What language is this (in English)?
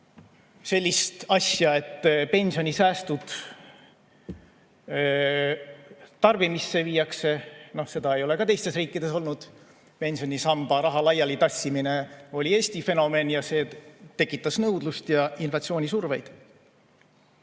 Estonian